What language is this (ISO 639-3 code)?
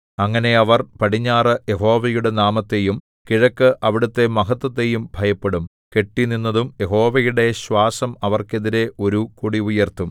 mal